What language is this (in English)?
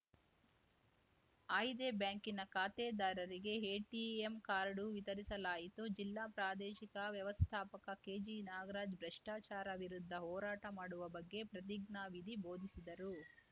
Kannada